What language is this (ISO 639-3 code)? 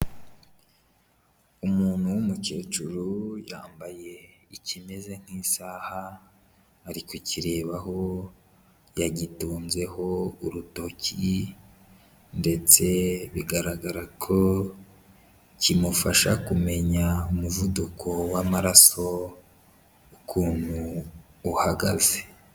kin